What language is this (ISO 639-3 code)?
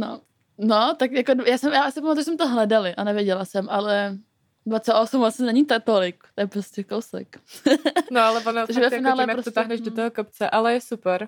ces